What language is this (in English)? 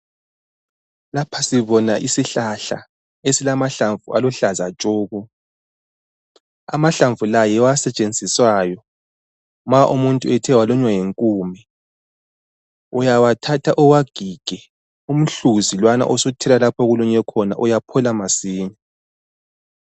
North Ndebele